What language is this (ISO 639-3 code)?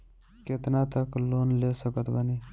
bho